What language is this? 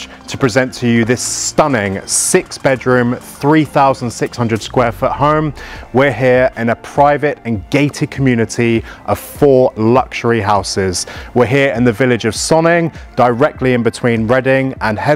English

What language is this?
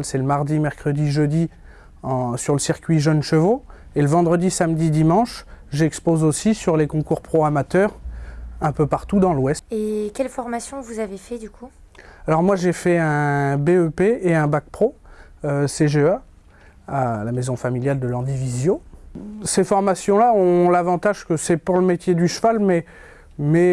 French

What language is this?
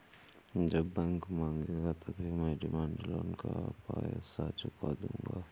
Hindi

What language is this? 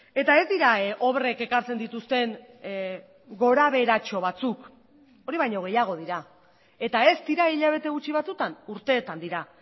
Basque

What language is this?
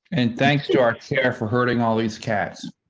English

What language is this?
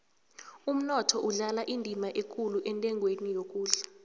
South Ndebele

